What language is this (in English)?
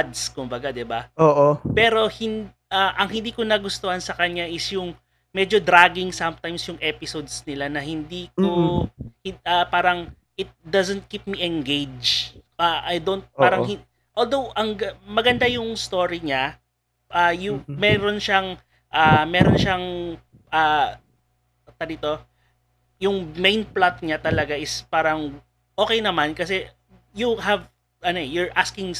Filipino